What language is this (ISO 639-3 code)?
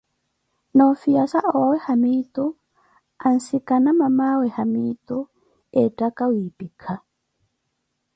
eko